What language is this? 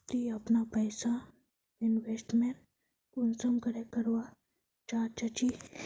Magahi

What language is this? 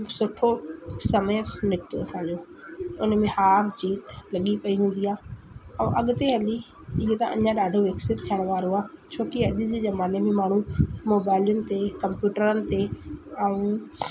Sindhi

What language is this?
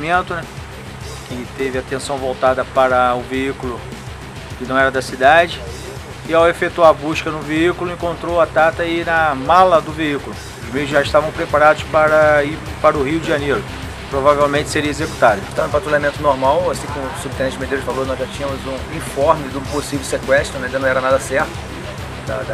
Portuguese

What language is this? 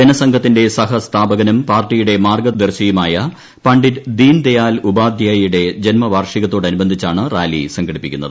Malayalam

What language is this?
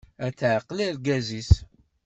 Kabyle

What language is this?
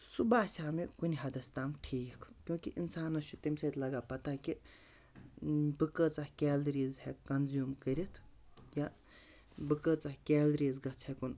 Kashmiri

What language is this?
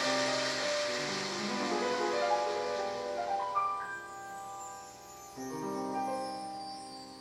Korean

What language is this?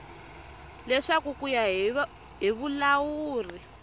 Tsonga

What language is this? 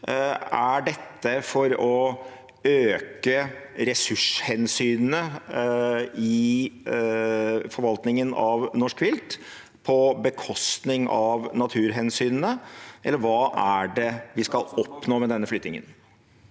Norwegian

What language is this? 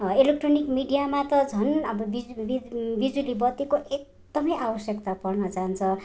Nepali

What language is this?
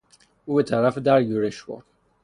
Persian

